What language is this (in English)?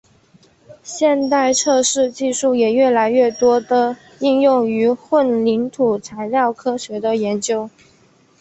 Chinese